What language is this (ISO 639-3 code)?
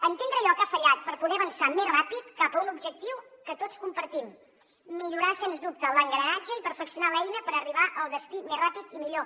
cat